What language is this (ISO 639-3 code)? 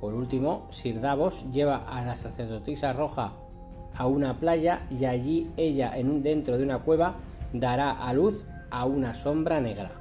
spa